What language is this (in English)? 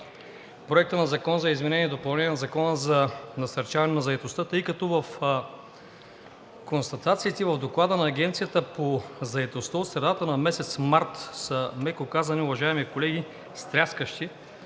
Bulgarian